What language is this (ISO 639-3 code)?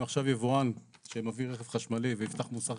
heb